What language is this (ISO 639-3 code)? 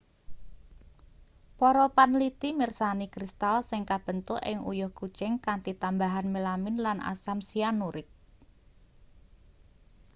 jav